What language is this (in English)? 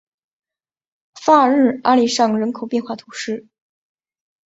Chinese